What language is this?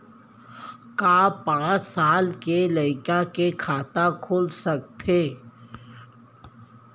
Chhattisgarhi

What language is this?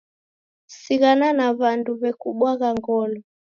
Taita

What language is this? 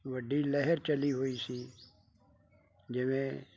Punjabi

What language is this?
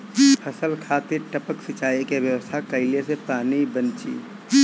Bhojpuri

